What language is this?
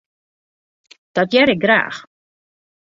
Western Frisian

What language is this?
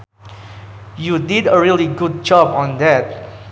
Sundanese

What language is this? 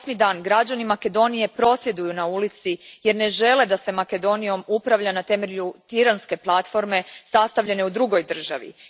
Croatian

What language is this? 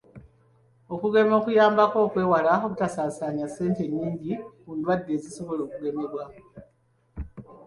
Ganda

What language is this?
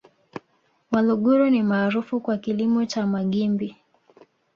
Swahili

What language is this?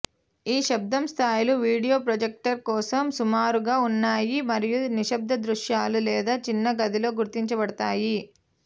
Telugu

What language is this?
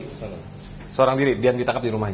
Indonesian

